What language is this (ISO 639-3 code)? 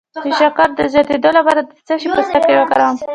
pus